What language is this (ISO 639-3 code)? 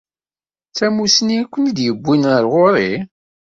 kab